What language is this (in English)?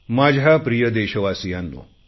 Marathi